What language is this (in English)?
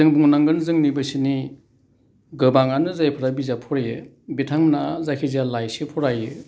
Bodo